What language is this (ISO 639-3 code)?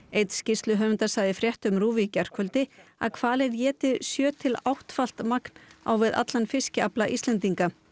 isl